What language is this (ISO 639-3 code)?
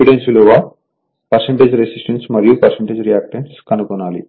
tel